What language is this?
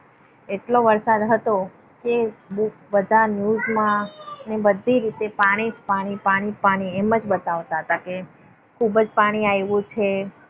Gujarati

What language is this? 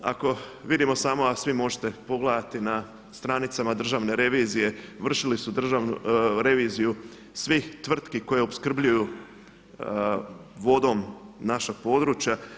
Croatian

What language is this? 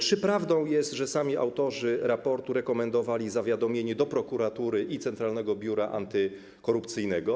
Polish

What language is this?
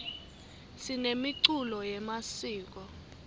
Swati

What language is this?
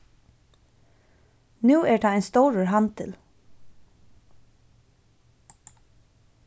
Faroese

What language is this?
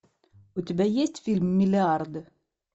Russian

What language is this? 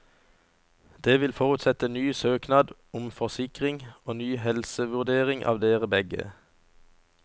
Norwegian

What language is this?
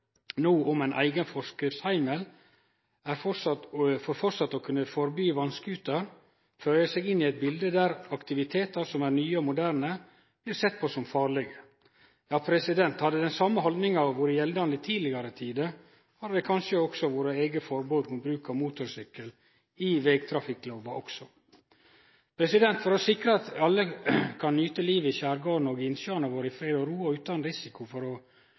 Norwegian Nynorsk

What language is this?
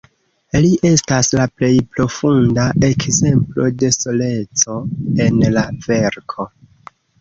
Esperanto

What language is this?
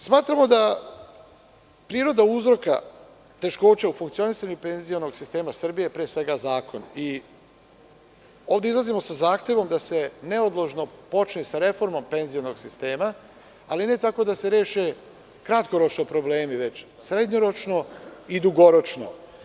Serbian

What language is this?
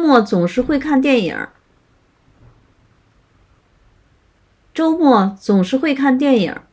Chinese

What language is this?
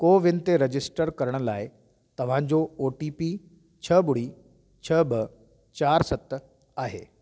Sindhi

